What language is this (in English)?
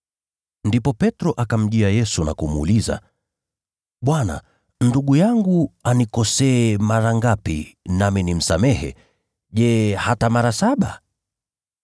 Swahili